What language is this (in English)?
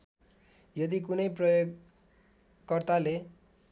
Nepali